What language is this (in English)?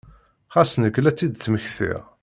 Kabyle